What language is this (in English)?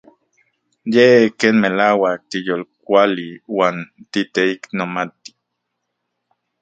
Central Puebla Nahuatl